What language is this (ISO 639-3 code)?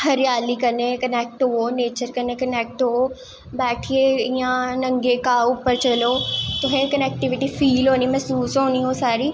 doi